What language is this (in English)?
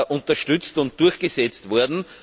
German